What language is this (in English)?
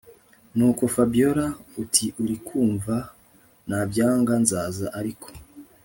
Kinyarwanda